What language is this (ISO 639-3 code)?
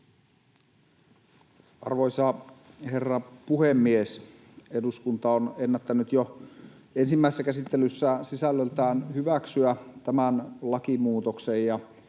fin